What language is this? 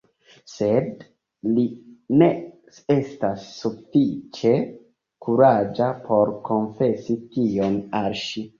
Esperanto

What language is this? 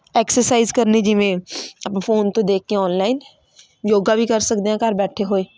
Punjabi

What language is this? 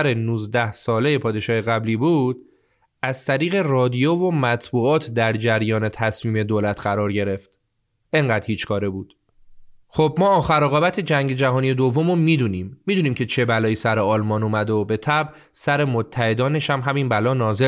Persian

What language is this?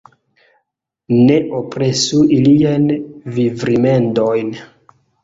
Esperanto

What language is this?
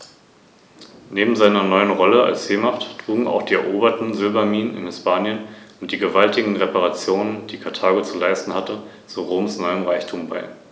German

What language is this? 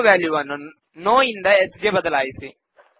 Kannada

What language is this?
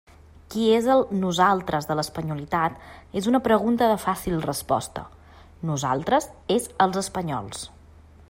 Catalan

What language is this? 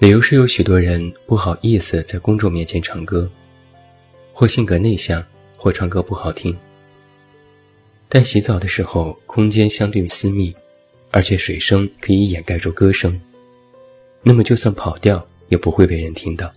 Chinese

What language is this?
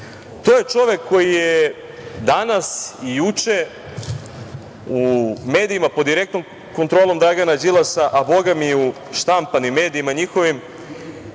Serbian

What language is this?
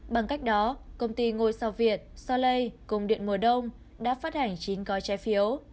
Vietnamese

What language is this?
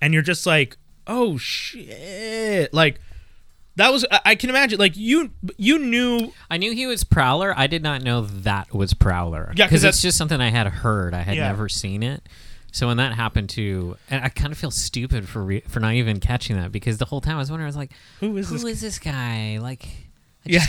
English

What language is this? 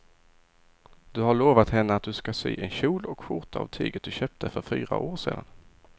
Swedish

